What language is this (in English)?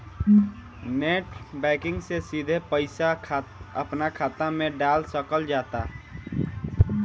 Bhojpuri